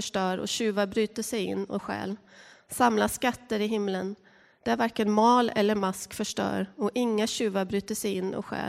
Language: Swedish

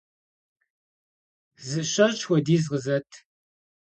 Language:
Kabardian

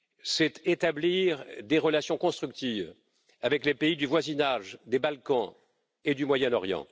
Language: French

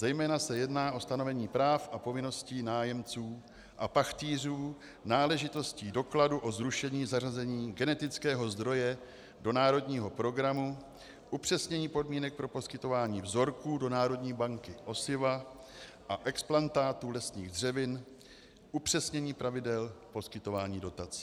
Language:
Czech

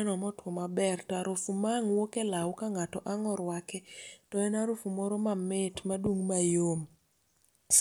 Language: Luo (Kenya and Tanzania)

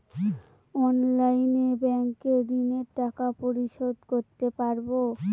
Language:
Bangla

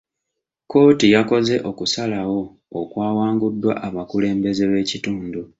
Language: Ganda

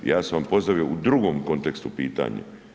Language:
Croatian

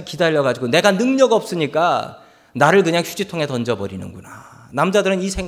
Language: Korean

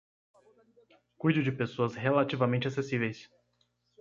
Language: Portuguese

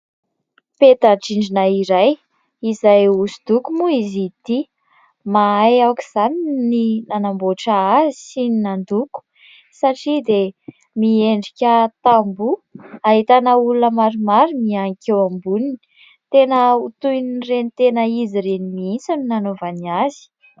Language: Malagasy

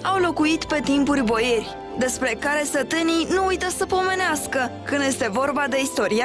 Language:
Romanian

